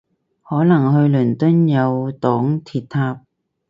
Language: Cantonese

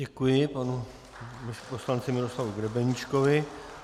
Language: Czech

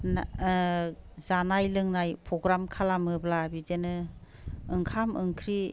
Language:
Bodo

